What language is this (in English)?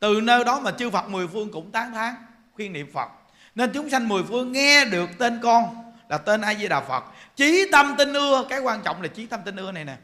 Vietnamese